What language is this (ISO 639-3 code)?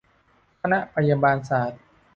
tha